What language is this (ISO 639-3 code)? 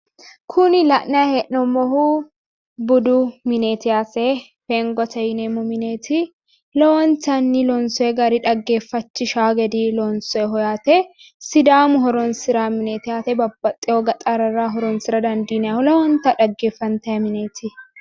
sid